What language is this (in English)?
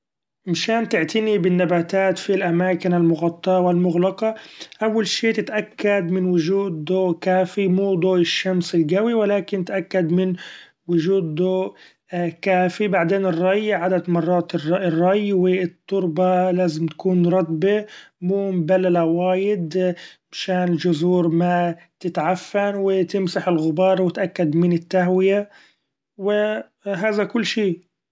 Gulf Arabic